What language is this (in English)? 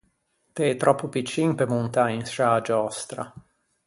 Ligurian